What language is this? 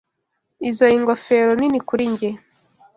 Kinyarwanda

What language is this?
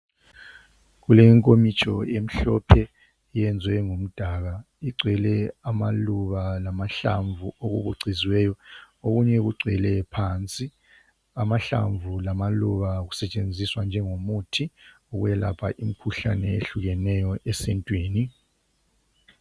North Ndebele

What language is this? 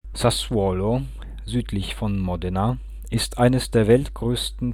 German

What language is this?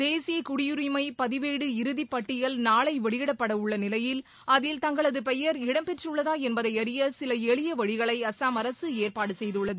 Tamil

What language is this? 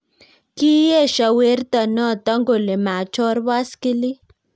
Kalenjin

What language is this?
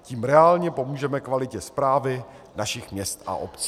Czech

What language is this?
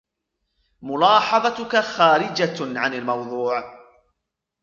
Arabic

